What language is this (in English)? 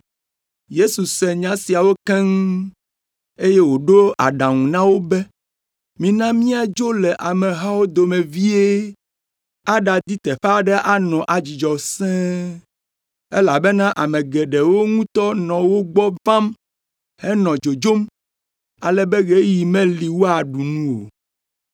Ewe